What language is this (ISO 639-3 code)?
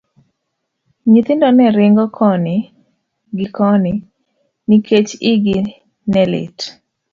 luo